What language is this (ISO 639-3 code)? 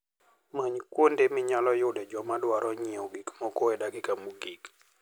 luo